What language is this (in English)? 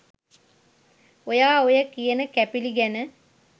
Sinhala